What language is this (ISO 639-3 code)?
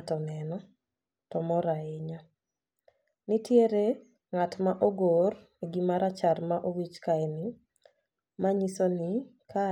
luo